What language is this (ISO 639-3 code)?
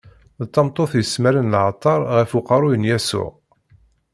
kab